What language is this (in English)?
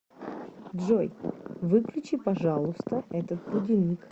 Russian